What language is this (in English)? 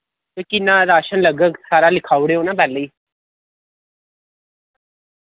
Dogri